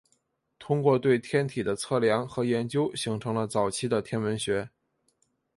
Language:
Chinese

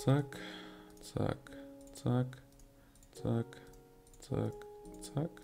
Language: German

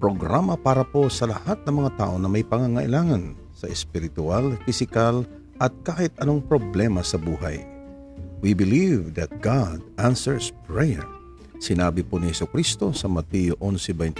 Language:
Filipino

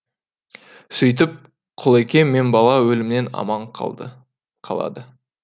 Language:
Kazakh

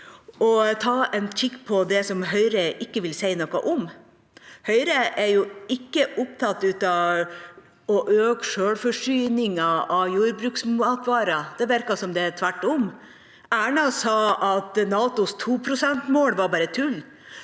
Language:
Norwegian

